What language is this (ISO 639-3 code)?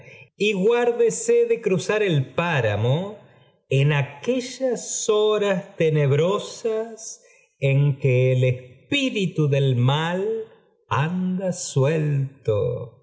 spa